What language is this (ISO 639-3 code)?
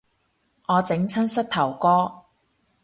yue